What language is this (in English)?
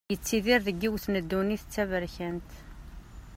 Kabyle